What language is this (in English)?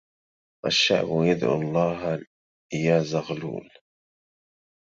Arabic